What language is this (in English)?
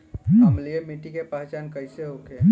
Bhojpuri